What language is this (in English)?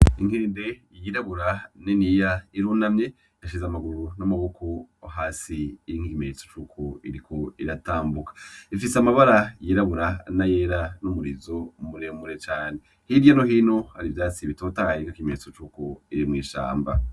Rundi